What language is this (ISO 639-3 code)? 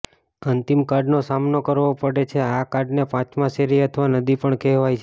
guj